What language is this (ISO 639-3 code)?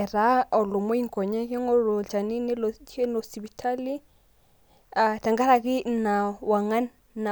mas